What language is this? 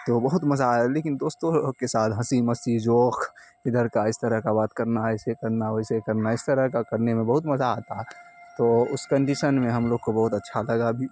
Urdu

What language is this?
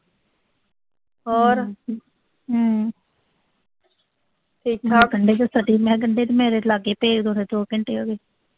Punjabi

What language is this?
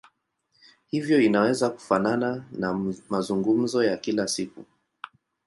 Swahili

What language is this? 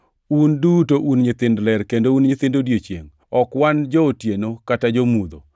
Luo (Kenya and Tanzania)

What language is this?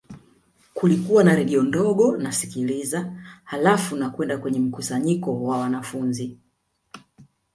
Swahili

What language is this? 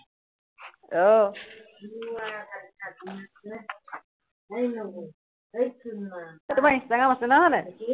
Assamese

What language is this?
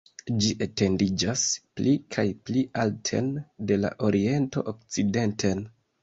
Esperanto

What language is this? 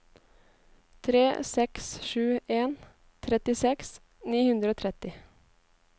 Norwegian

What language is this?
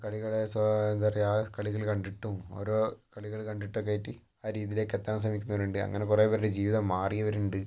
Malayalam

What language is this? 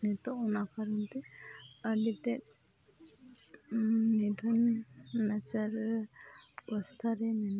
Santali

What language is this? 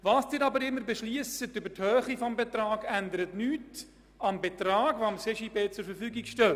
Swiss German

